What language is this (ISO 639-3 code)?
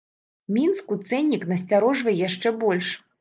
bel